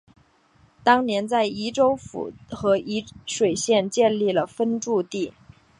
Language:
Chinese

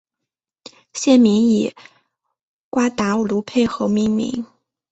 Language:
Chinese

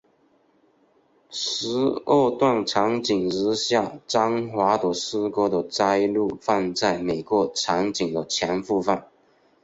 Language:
Chinese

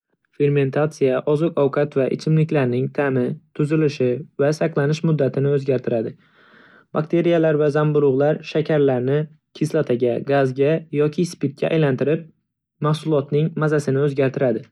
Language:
Uzbek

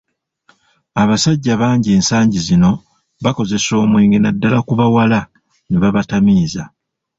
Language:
Ganda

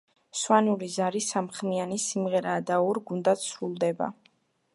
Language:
Georgian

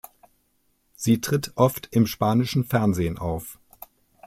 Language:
German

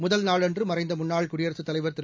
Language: Tamil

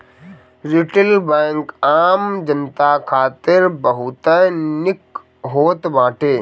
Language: Bhojpuri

